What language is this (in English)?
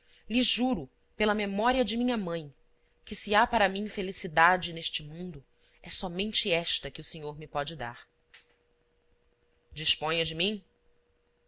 Portuguese